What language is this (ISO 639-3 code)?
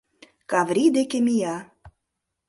chm